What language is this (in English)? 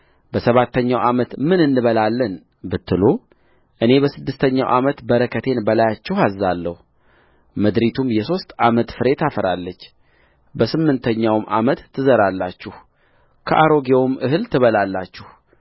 Amharic